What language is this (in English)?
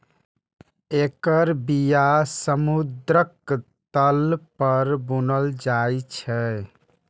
Maithili